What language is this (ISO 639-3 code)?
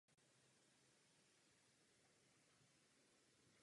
ces